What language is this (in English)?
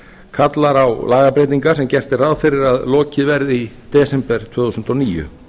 Icelandic